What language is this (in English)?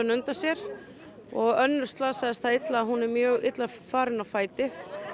Icelandic